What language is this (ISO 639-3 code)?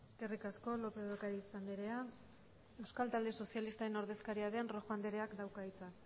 eus